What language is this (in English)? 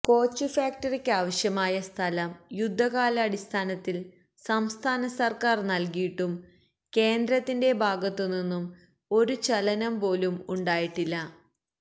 Malayalam